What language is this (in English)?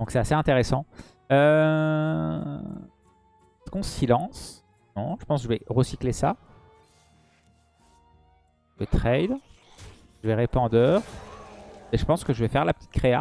French